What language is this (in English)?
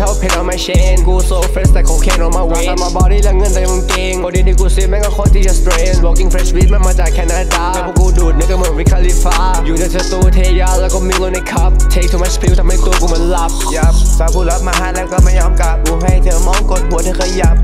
Thai